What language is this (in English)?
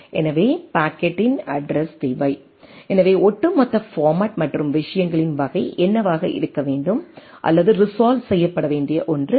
Tamil